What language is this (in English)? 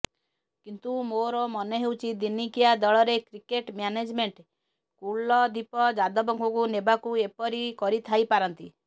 Odia